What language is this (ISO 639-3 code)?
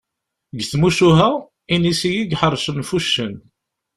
kab